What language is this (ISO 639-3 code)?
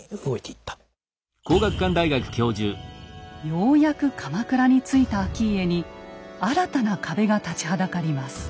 jpn